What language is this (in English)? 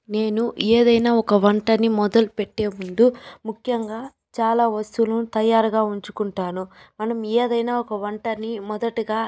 Telugu